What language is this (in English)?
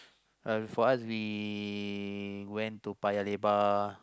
English